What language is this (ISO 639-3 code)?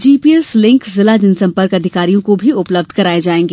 hin